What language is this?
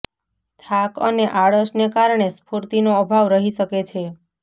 Gujarati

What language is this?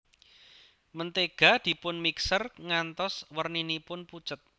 Javanese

